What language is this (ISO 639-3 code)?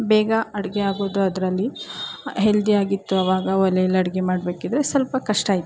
kan